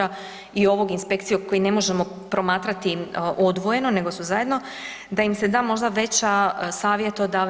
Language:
Croatian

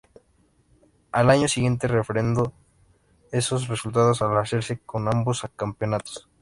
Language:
Spanish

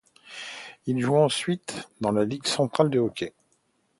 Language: French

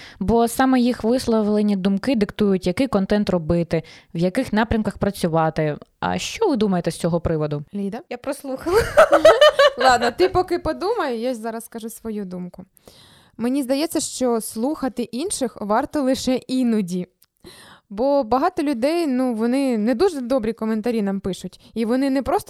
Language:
Ukrainian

